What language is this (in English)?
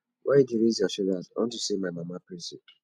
Nigerian Pidgin